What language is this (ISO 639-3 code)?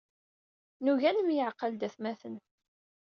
kab